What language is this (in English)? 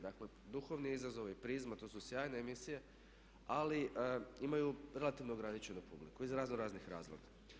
Croatian